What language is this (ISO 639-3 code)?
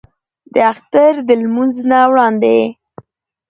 pus